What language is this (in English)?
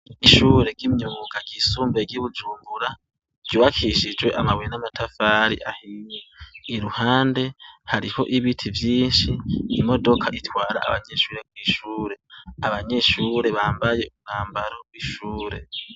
Rundi